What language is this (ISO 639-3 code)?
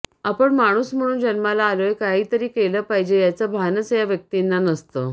mar